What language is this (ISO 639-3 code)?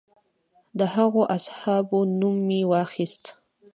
pus